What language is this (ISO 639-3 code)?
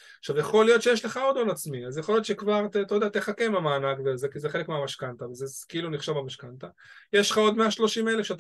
heb